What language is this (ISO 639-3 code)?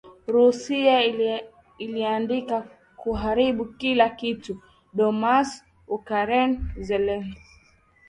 swa